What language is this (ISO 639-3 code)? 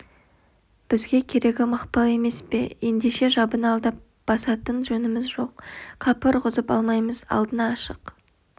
kaz